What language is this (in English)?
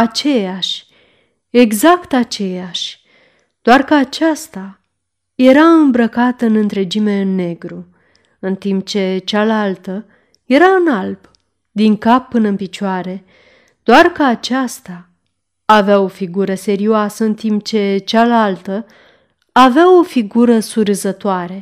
Romanian